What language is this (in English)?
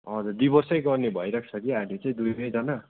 Nepali